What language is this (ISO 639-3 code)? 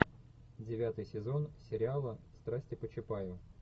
rus